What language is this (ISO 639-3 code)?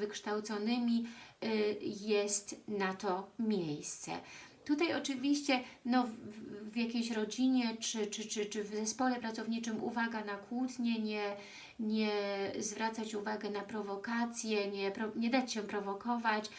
pol